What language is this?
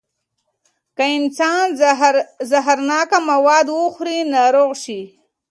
Pashto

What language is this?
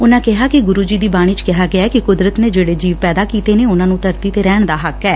Punjabi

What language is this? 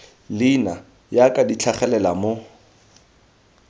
Tswana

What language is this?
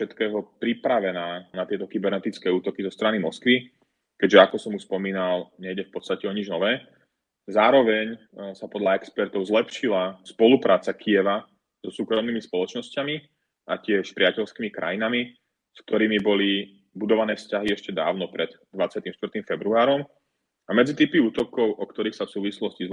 Slovak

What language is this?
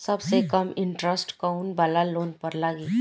Bhojpuri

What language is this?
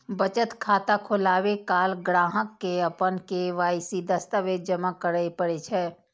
Maithili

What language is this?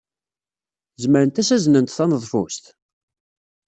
Kabyle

